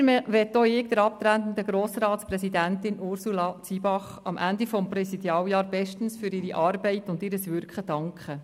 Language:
Swiss German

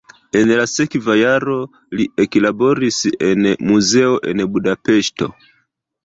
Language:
Esperanto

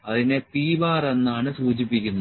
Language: Malayalam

